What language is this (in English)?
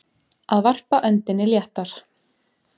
Icelandic